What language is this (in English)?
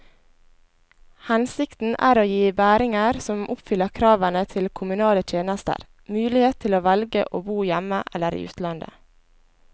Norwegian